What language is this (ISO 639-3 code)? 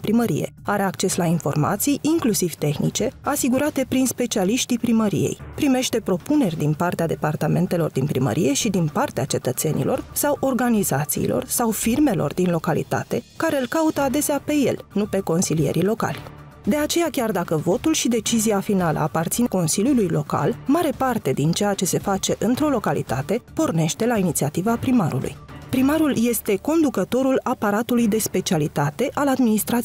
ron